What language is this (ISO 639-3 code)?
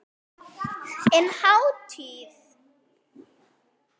isl